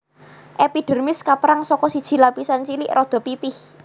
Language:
Javanese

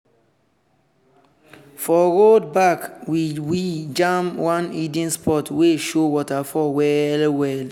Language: Nigerian Pidgin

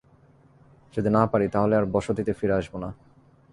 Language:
Bangla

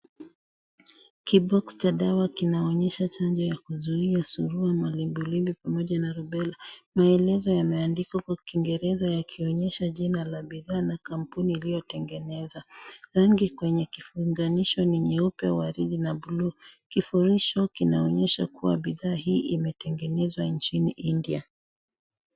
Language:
Swahili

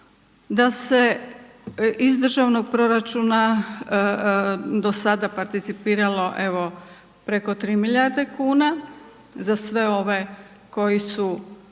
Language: Croatian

